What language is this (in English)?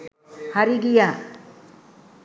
Sinhala